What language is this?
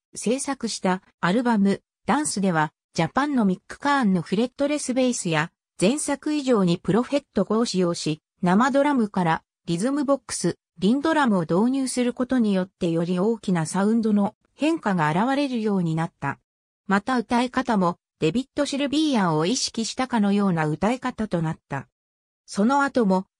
Japanese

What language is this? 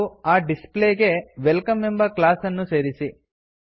Kannada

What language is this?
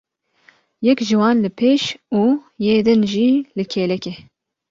Kurdish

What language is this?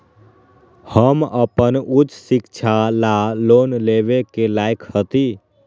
Magahi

